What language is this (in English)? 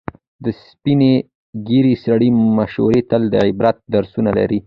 Pashto